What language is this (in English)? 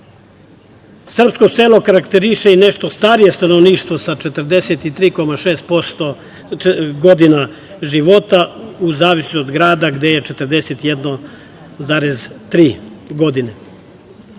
Serbian